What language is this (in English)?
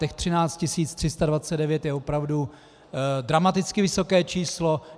Czech